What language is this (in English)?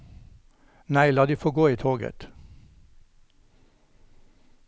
Norwegian